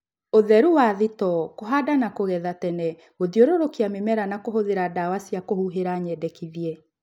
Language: Kikuyu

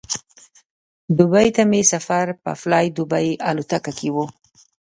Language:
Pashto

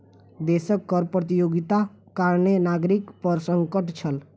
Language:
Maithili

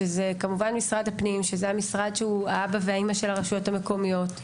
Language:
Hebrew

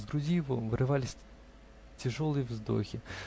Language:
Russian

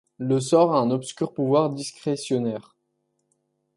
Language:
French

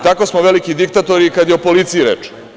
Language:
Serbian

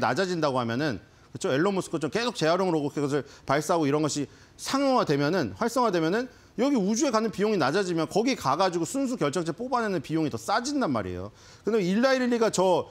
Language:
Korean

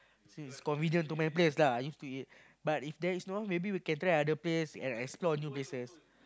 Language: English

